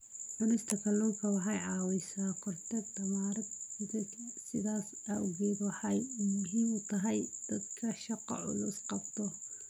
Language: Somali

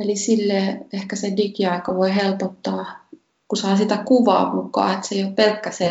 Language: Finnish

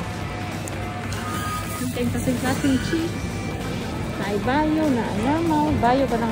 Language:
Spanish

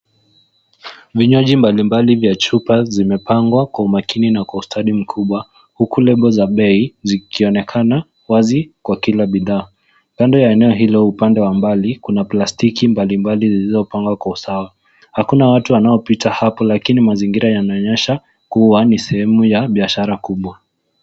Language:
Swahili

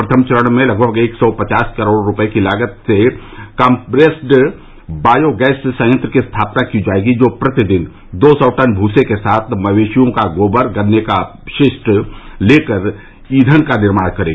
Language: Hindi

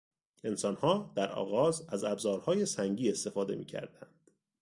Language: Persian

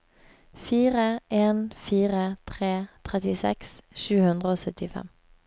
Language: Norwegian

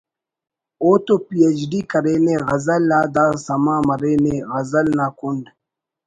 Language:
Brahui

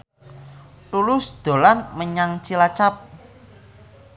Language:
Javanese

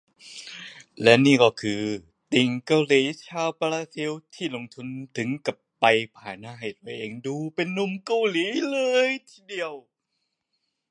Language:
Thai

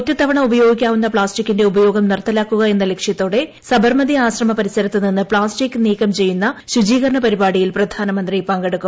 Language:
Malayalam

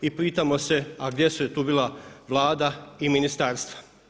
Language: Croatian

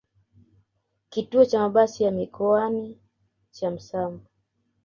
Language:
Swahili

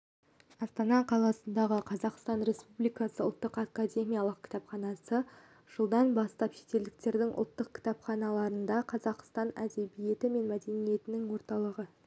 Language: Kazakh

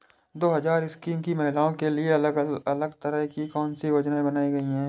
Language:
Hindi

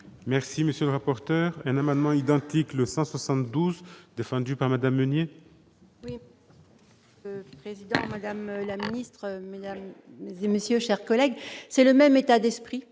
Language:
French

